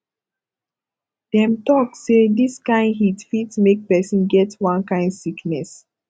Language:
Nigerian Pidgin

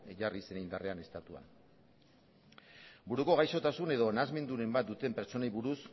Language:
Basque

